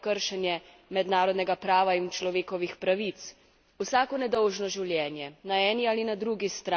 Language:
Slovenian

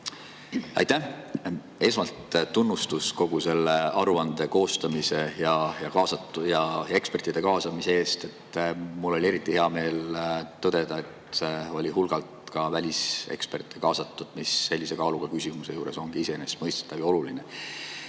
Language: Estonian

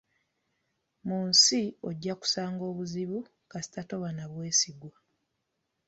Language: Ganda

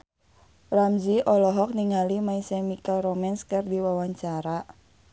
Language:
Sundanese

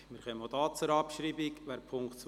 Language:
Swiss German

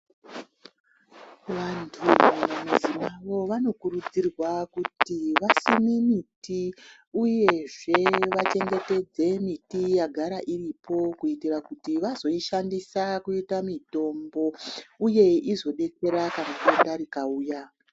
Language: Ndau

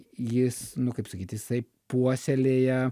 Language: Lithuanian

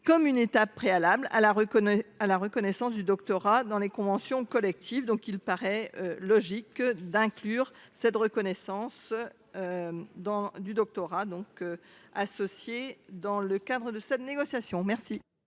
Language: French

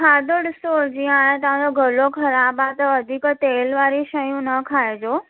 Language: Sindhi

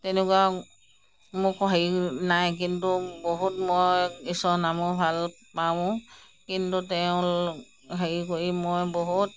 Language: Assamese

